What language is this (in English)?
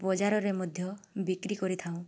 Odia